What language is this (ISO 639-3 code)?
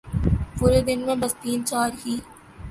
urd